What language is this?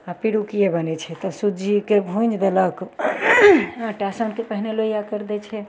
Maithili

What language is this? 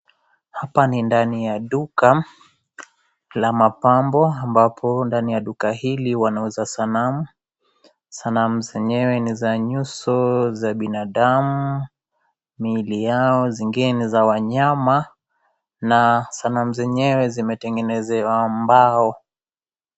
Swahili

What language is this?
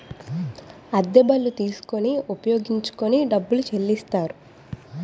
Telugu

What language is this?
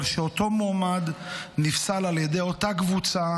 Hebrew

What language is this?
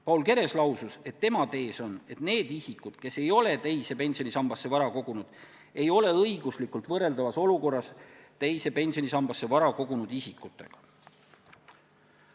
Estonian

